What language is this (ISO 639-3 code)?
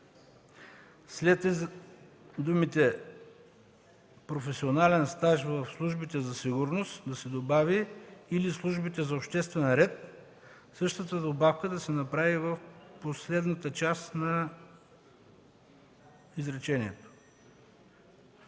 bul